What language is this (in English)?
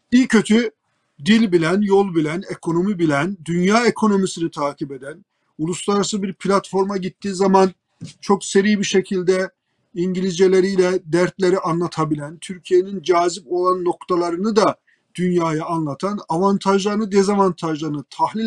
Turkish